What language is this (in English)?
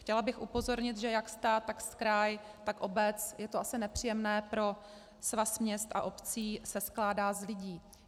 Czech